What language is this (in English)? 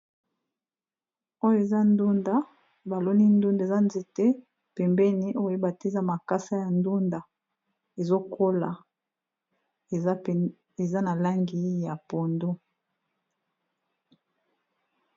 Lingala